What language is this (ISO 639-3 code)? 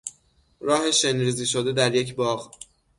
fas